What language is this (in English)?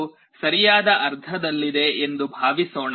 Kannada